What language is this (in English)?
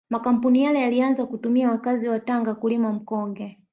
Swahili